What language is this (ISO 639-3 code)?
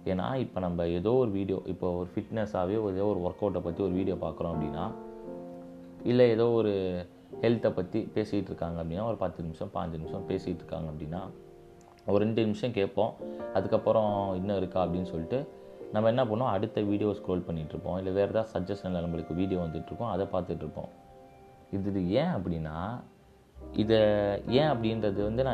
tam